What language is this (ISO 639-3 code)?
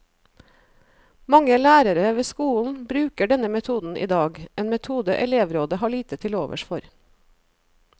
nor